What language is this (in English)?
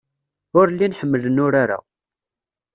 Kabyle